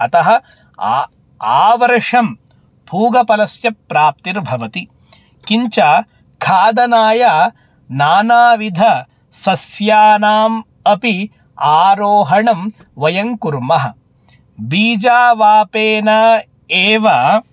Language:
Sanskrit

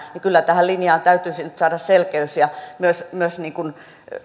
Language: Finnish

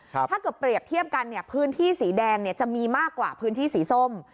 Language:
Thai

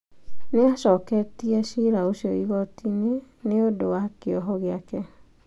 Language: Kikuyu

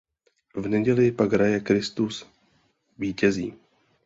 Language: Czech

